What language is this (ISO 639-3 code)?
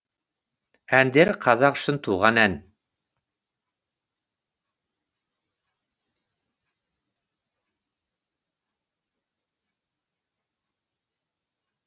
kaz